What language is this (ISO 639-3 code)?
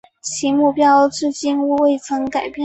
zho